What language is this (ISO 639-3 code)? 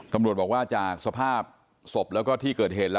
tha